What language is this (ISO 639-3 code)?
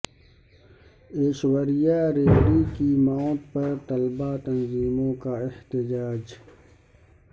urd